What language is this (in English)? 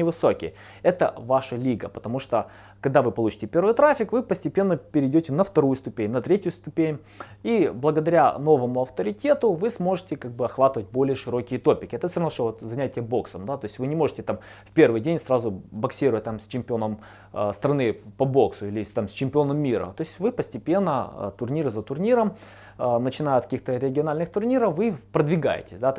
Russian